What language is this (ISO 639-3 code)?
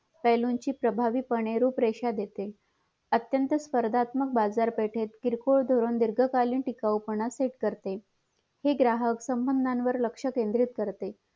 mar